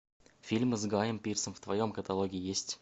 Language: Russian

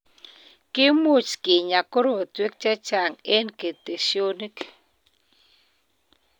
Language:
Kalenjin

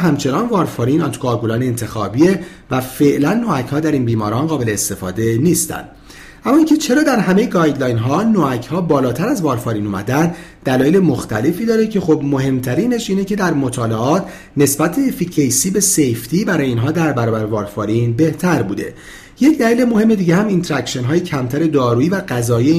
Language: Persian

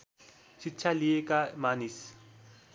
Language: Nepali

